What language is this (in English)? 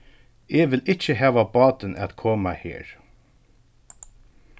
Faroese